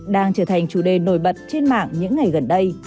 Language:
Vietnamese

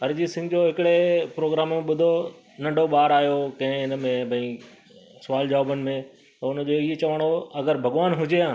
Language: Sindhi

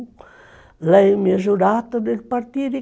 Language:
Portuguese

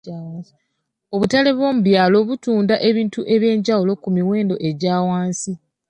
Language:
Ganda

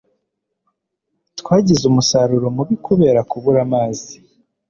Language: Kinyarwanda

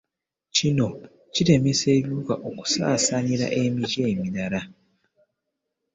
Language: Ganda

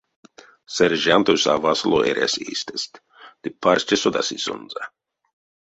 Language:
Erzya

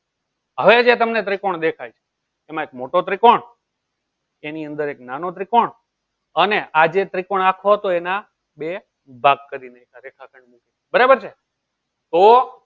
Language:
Gujarati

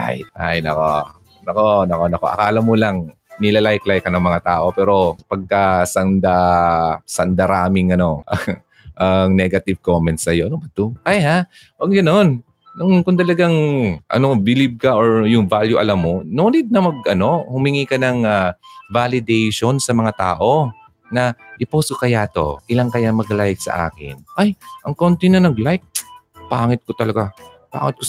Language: Filipino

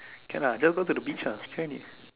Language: English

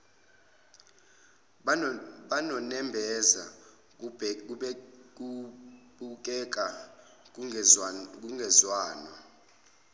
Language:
Zulu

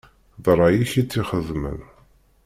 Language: Kabyle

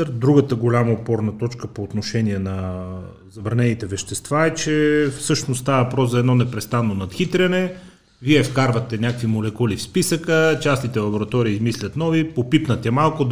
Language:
Bulgarian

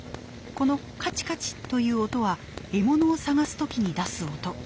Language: Japanese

